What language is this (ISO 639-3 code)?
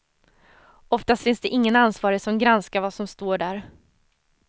swe